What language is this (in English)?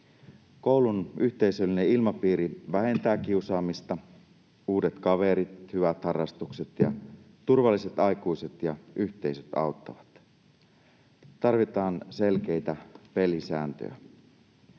Finnish